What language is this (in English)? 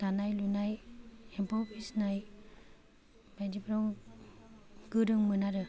Bodo